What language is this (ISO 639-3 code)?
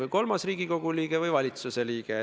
est